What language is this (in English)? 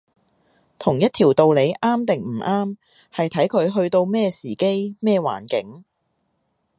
Cantonese